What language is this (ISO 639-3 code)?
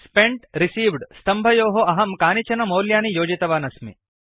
san